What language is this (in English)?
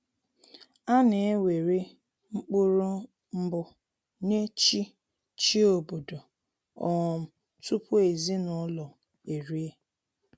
Igbo